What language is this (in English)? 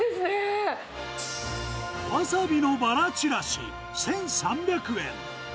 Japanese